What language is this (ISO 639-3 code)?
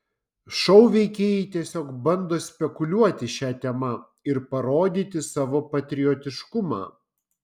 lit